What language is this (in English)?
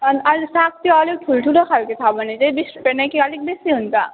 Nepali